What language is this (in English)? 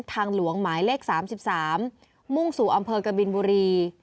Thai